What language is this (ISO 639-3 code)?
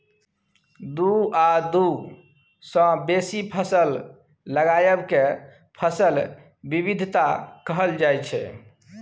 mai